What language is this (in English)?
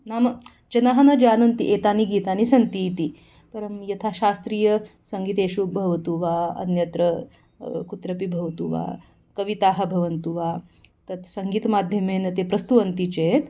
Sanskrit